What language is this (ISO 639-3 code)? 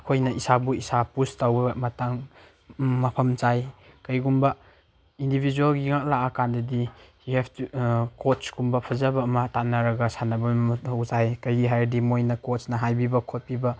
mni